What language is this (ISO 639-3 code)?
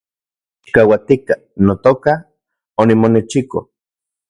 ncx